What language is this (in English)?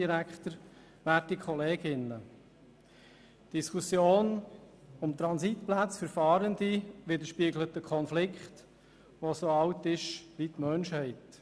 Swiss German